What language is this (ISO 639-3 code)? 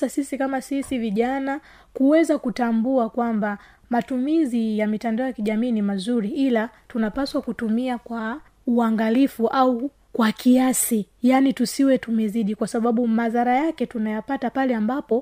swa